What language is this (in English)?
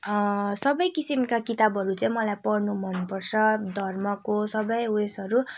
Nepali